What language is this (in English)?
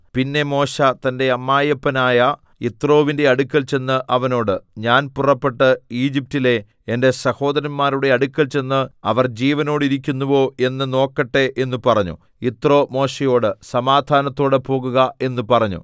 Malayalam